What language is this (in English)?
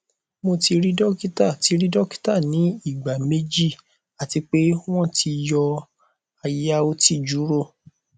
Yoruba